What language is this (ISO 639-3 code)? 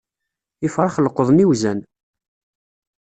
kab